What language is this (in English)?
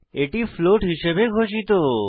Bangla